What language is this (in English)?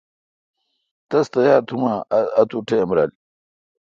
Kalkoti